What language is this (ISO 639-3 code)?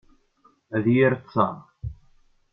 kab